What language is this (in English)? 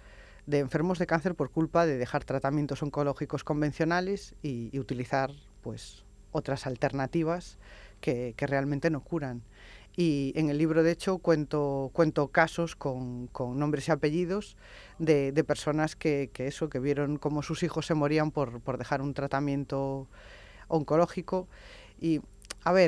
Spanish